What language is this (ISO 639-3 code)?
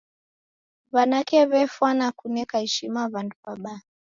dav